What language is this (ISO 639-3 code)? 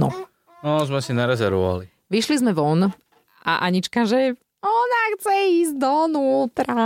slk